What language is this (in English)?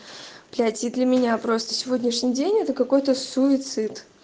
Russian